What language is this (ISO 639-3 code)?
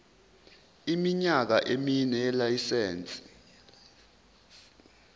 zul